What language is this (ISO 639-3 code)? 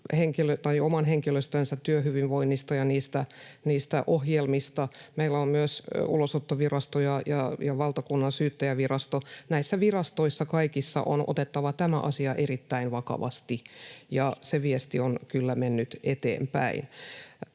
fin